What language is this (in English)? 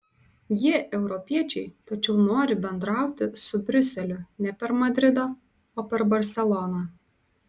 Lithuanian